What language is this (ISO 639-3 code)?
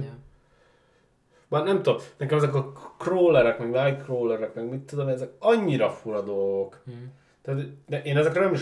hun